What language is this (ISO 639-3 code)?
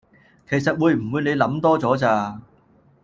yue